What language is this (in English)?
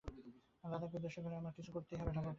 Bangla